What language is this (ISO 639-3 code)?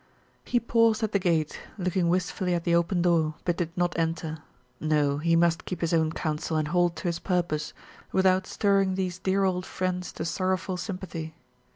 eng